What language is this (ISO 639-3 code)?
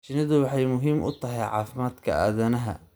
som